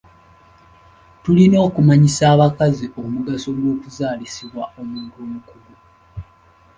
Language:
Ganda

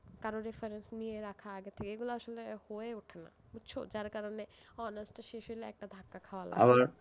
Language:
Bangla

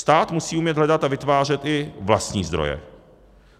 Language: Czech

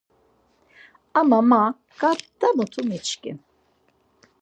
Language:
Laz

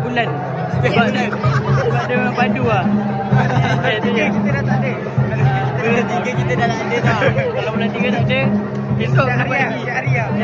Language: Malay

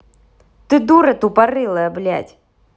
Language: Russian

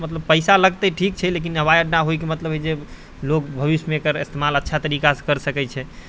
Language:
Maithili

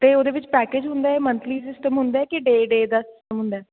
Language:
Punjabi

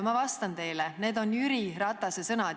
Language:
Estonian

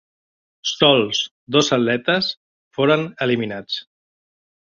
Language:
Catalan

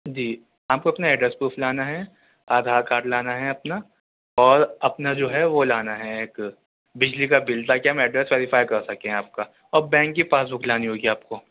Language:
Urdu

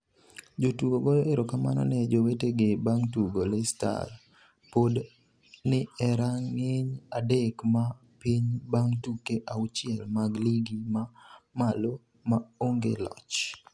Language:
Luo (Kenya and Tanzania)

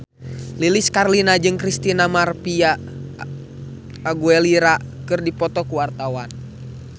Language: Sundanese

